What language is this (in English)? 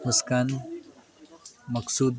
Nepali